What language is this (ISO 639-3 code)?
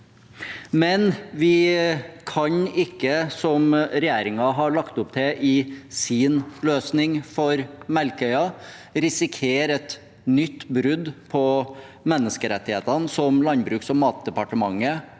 nor